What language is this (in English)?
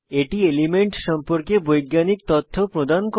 Bangla